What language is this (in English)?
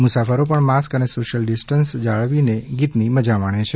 Gujarati